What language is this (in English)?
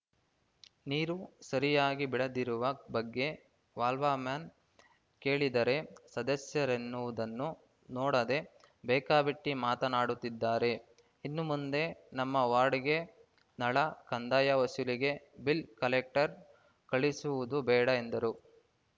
Kannada